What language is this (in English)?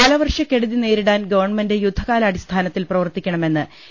Malayalam